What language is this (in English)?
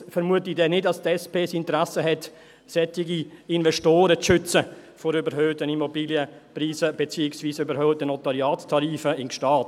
Swiss German